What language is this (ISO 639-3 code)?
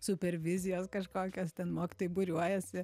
lit